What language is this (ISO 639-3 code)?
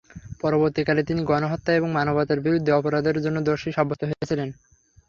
ben